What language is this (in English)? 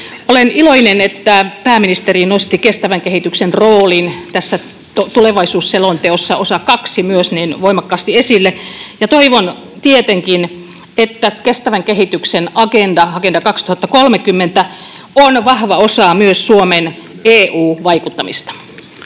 Finnish